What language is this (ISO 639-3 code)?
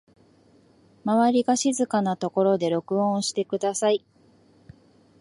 jpn